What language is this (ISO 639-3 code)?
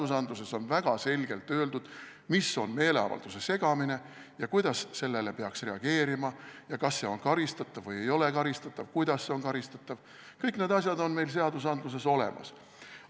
est